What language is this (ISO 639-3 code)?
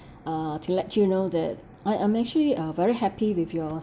eng